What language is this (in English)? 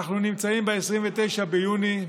Hebrew